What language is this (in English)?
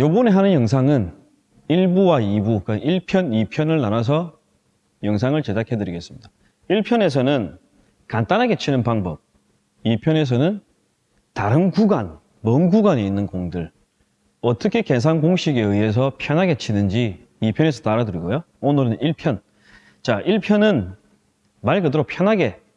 Korean